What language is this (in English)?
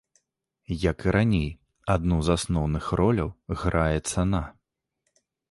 Belarusian